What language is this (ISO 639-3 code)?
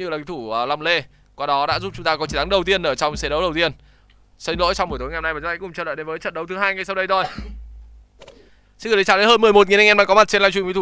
vie